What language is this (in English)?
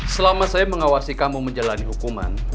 Indonesian